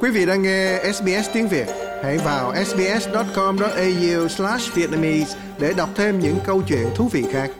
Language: Vietnamese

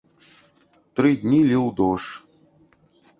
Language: Belarusian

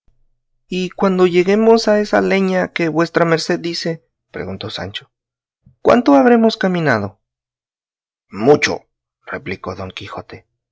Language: Spanish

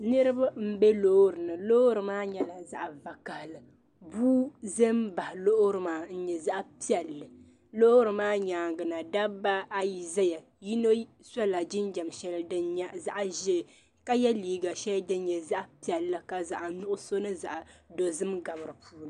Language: Dagbani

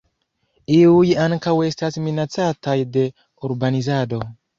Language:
Esperanto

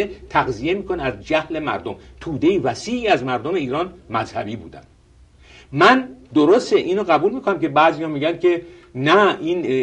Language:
Persian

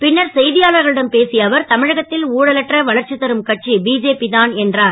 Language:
Tamil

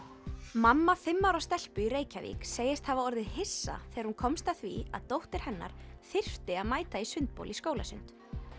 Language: Icelandic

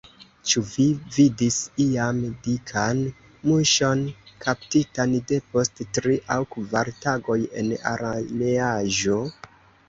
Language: Esperanto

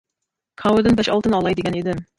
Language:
Uyghur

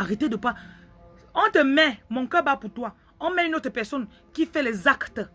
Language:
French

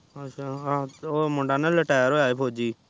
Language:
Punjabi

